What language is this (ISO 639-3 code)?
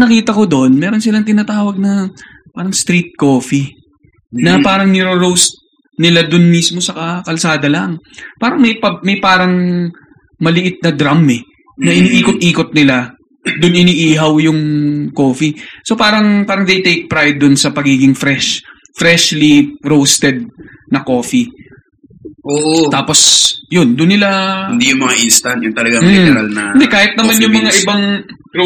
fil